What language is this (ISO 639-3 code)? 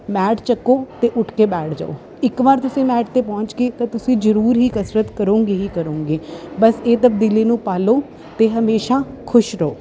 pan